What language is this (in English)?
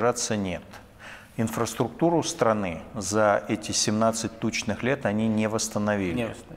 Russian